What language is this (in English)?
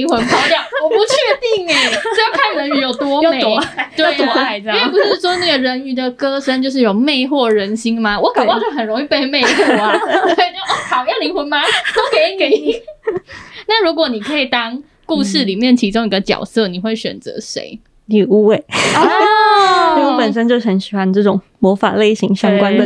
Chinese